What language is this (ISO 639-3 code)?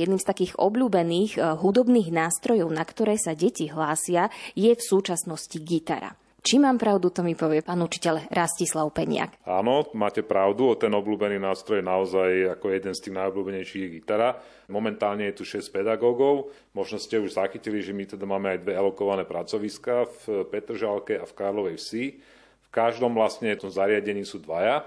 slk